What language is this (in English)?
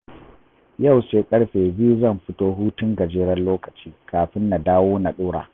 Hausa